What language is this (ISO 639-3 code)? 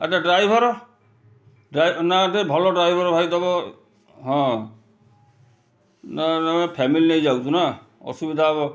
ori